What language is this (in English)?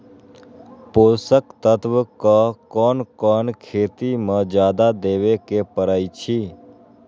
Magahi